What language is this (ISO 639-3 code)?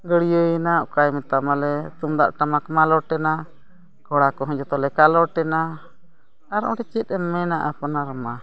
sat